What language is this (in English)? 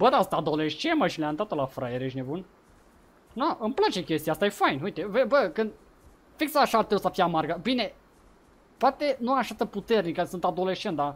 Romanian